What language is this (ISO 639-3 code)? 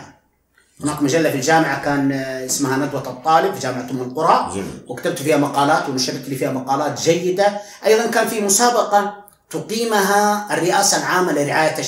ara